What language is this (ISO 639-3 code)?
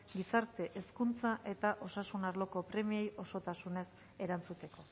eus